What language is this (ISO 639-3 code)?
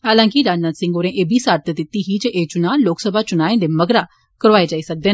doi